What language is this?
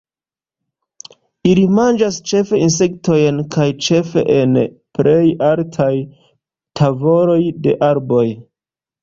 Esperanto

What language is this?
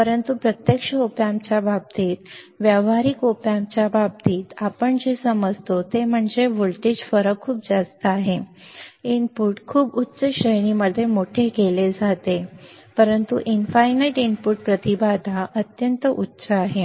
Marathi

